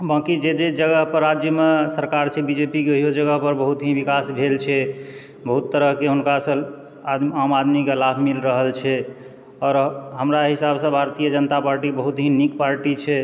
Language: Maithili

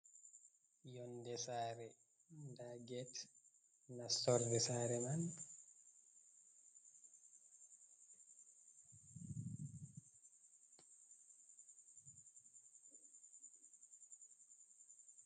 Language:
Fula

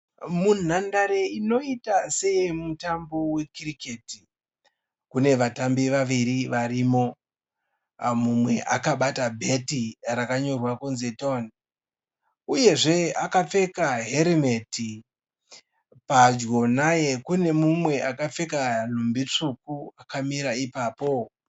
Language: Shona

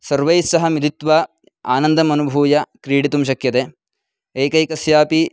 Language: Sanskrit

